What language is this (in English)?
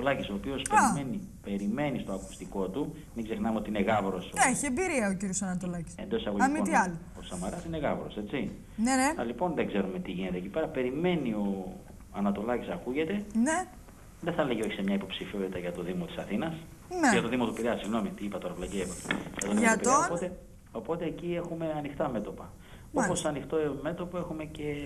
Greek